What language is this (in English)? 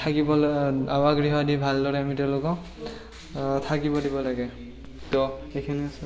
Assamese